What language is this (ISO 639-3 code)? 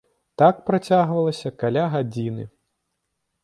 bel